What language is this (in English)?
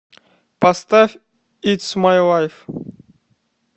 Russian